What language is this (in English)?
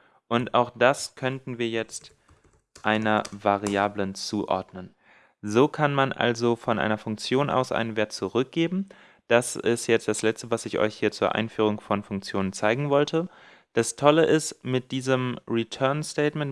German